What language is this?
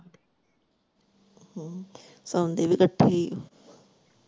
Punjabi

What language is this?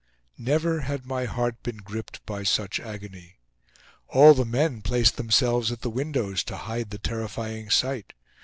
English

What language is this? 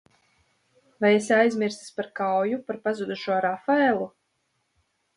Latvian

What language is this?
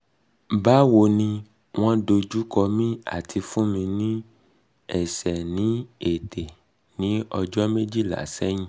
Yoruba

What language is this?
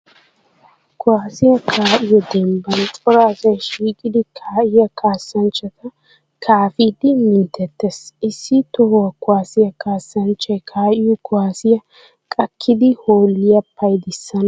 Wolaytta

